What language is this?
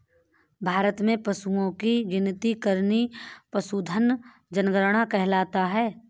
Hindi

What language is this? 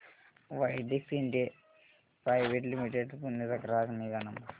Marathi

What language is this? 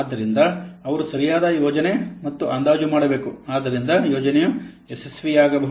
Kannada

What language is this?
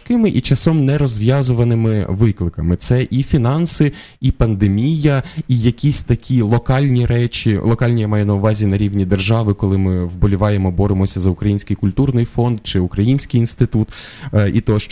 Ukrainian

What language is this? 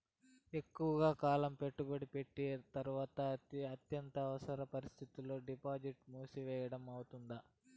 Telugu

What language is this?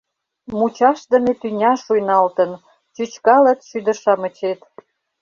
Mari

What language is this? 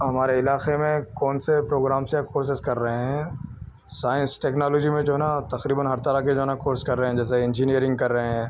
Urdu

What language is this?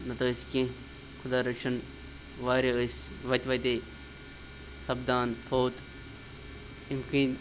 Kashmiri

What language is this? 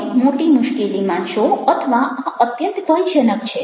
Gujarati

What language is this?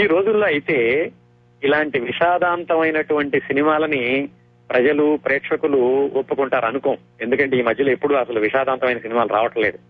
Telugu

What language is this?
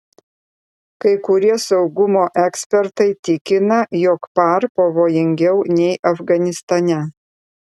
Lithuanian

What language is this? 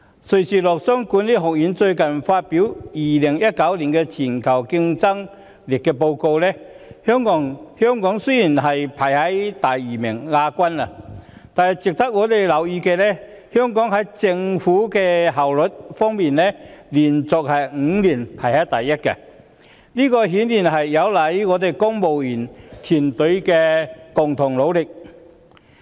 Cantonese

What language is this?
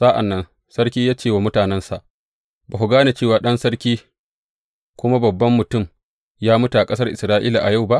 Hausa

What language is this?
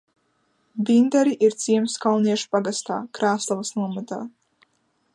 Latvian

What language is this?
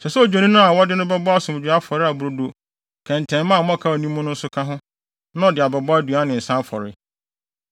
Akan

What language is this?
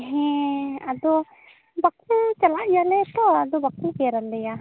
Santali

